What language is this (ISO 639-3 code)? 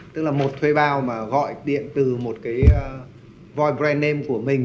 vie